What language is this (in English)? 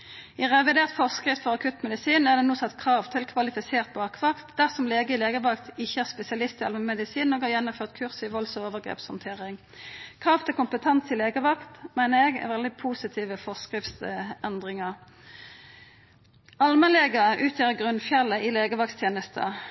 Norwegian Nynorsk